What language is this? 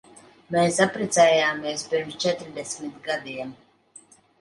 Latvian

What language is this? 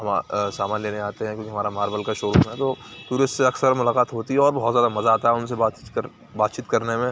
Urdu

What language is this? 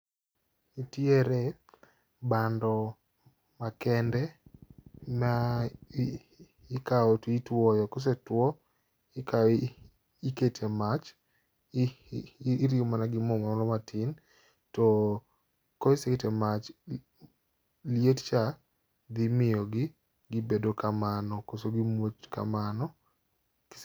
Luo (Kenya and Tanzania)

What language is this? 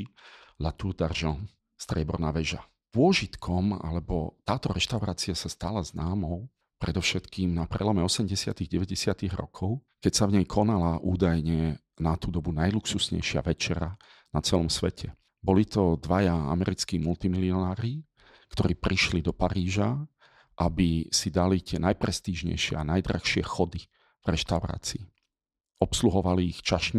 Slovak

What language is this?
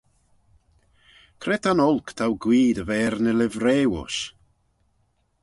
Manx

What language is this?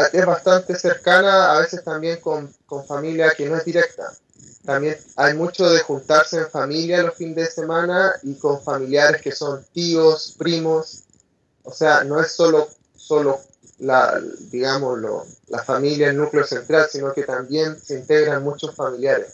Spanish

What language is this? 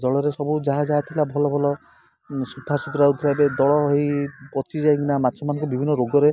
Odia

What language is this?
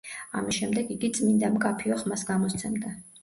Georgian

